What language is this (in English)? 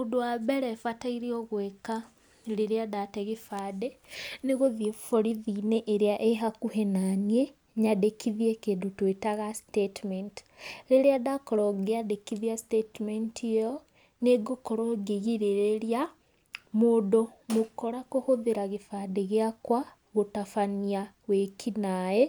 Kikuyu